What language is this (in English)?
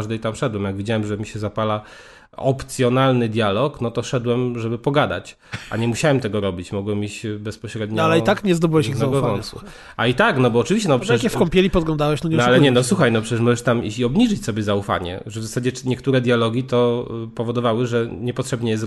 Polish